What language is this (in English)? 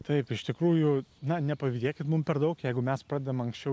Lithuanian